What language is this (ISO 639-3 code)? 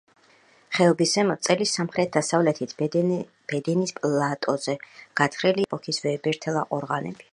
kat